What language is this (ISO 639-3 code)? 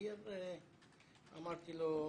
heb